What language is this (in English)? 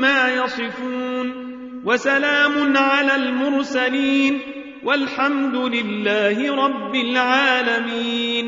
Arabic